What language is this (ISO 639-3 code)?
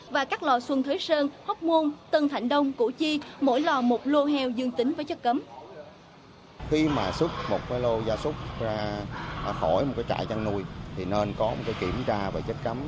vie